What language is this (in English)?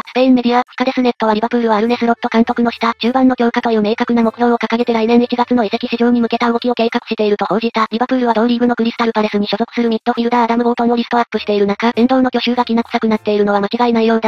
Japanese